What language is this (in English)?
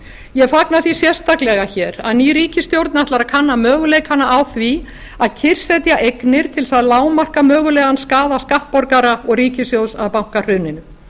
Icelandic